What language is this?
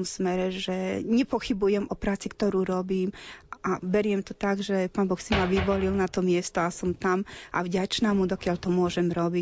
Slovak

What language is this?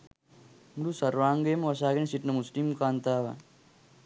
Sinhala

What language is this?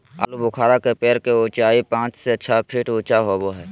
Magahi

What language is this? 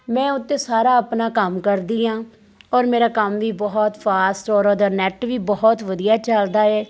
Punjabi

